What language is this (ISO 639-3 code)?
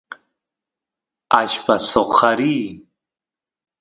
qus